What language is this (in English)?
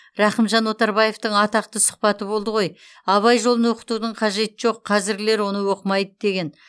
Kazakh